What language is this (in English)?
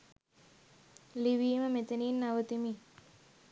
Sinhala